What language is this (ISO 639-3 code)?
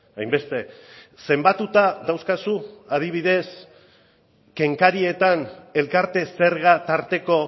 eus